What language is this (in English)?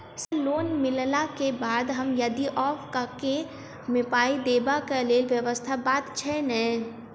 Maithili